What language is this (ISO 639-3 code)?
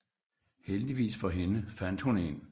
dan